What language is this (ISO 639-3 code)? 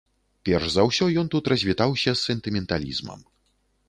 bel